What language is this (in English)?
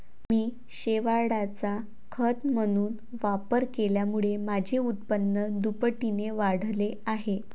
Marathi